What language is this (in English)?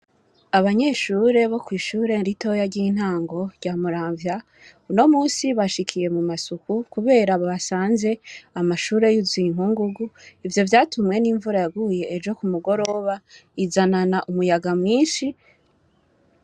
Rundi